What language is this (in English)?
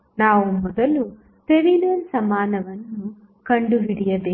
Kannada